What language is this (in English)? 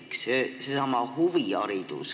Estonian